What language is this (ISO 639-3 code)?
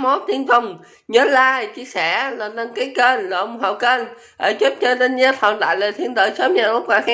vie